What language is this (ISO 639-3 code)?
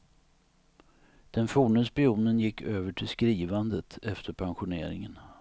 swe